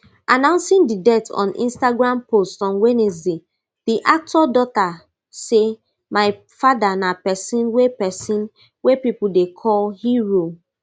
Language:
Nigerian Pidgin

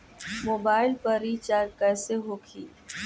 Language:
Bhojpuri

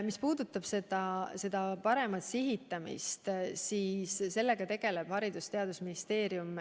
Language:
Estonian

